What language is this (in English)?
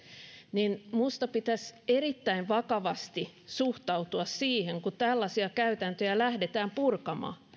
Finnish